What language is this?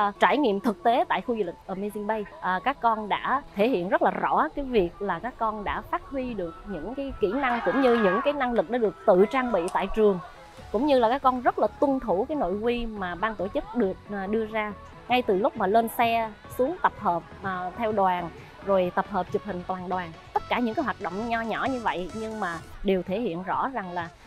Vietnamese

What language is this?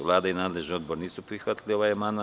Serbian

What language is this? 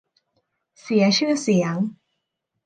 Thai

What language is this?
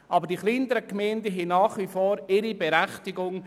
Swiss German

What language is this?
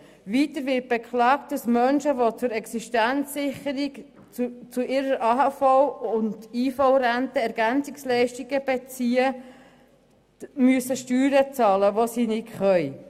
Swiss German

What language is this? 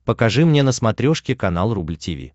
Russian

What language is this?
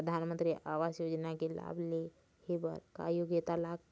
Chhattisgarhi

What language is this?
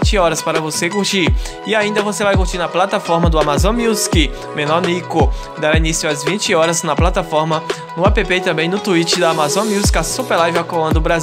Portuguese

